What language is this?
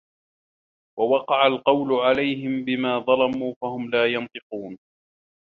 Arabic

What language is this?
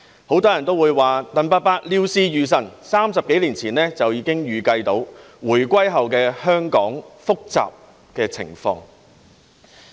Cantonese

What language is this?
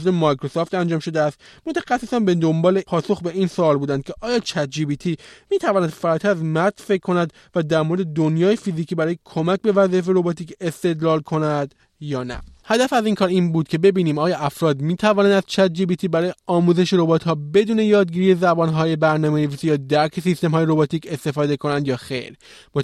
Persian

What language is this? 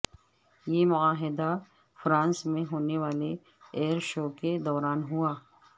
Urdu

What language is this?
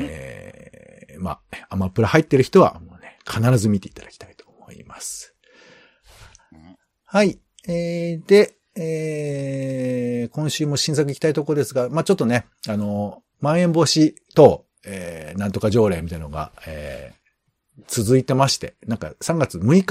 Japanese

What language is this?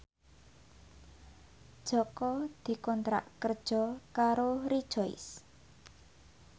Javanese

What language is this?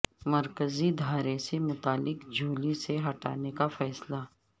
Urdu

